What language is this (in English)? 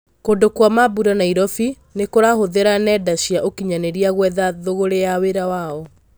Kikuyu